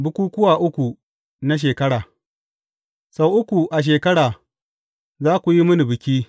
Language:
Hausa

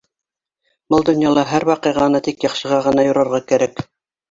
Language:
Bashkir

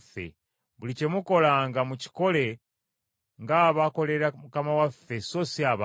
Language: Ganda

